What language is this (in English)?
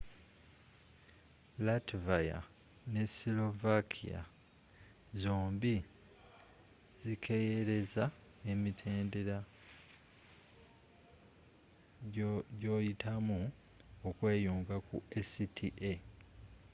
Ganda